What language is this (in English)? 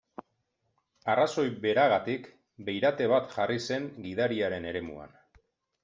Basque